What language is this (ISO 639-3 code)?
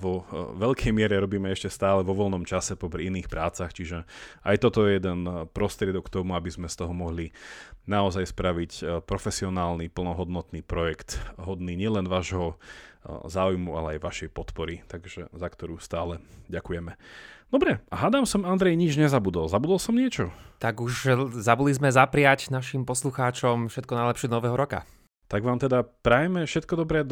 slk